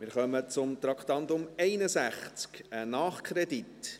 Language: Swiss German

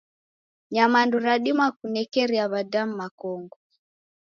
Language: Taita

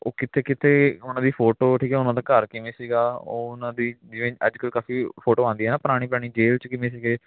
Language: Punjabi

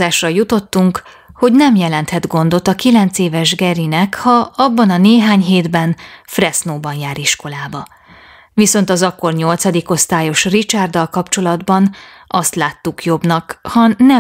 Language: Hungarian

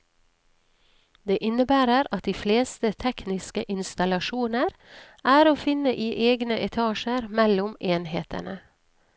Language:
Norwegian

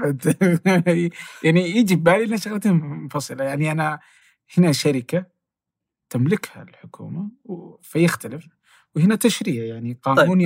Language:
Arabic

